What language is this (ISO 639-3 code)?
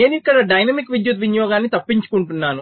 tel